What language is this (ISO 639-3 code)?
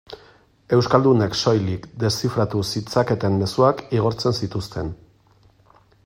eus